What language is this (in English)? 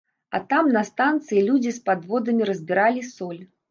Belarusian